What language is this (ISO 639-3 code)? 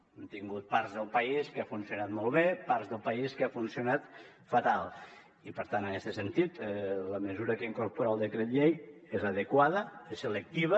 cat